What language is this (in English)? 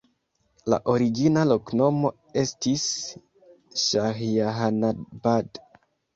Esperanto